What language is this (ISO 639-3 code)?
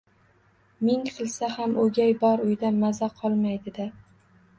uzb